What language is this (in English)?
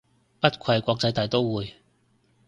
Cantonese